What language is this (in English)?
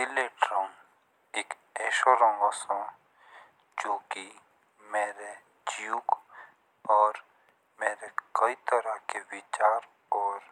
Jaunsari